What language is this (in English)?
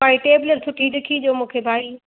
Sindhi